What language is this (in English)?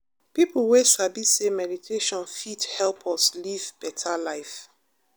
Nigerian Pidgin